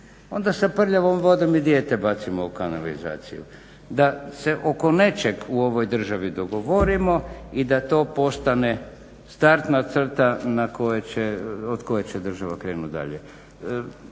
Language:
Croatian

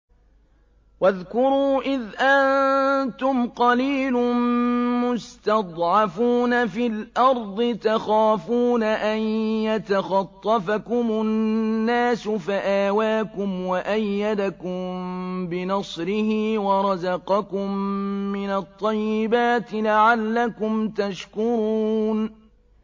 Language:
Arabic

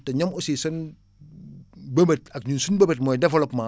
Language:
Wolof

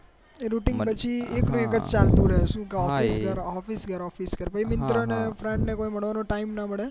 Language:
Gujarati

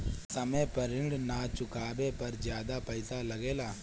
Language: Bhojpuri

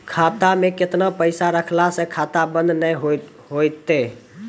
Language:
Maithili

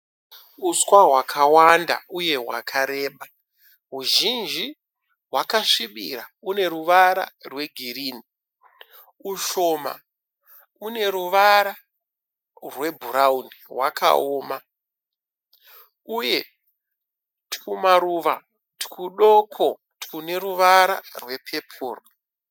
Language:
Shona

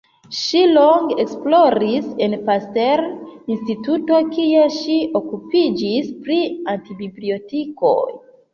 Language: Esperanto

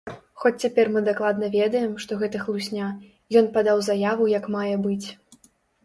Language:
Belarusian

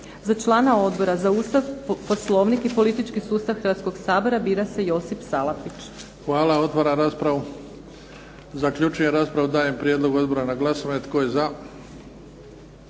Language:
Croatian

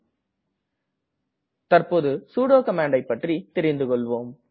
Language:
Tamil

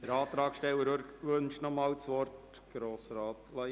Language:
Swiss German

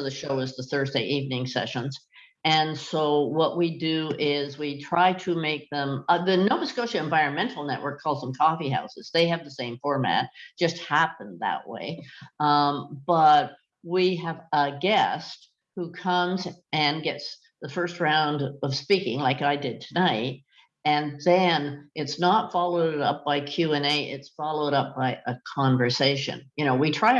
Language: English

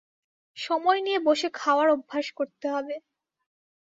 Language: Bangla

